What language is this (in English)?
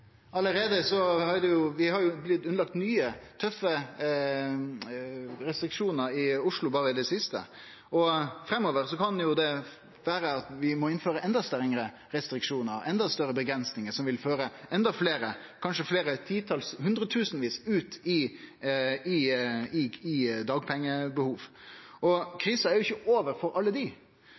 Norwegian Nynorsk